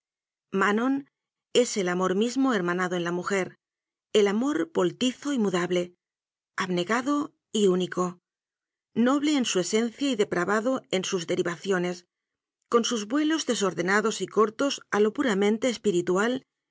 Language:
Spanish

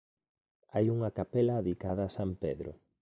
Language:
Galician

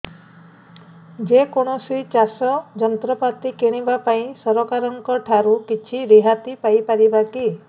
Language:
Odia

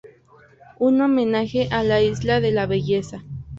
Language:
Spanish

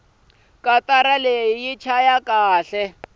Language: Tsonga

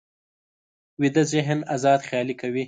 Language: Pashto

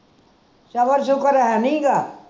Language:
Punjabi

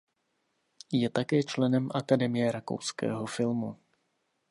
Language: Czech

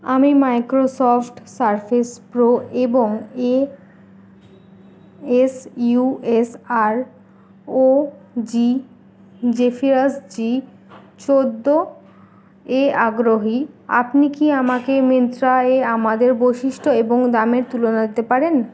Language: Bangla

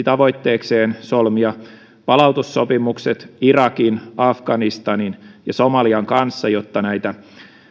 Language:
Finnish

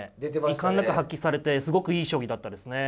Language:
Japanese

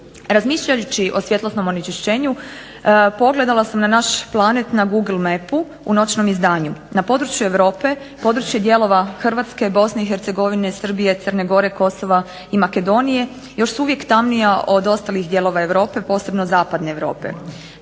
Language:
Croatian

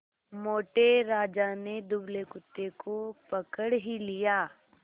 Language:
Hindi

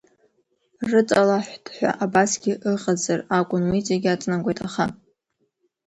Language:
Abkhazian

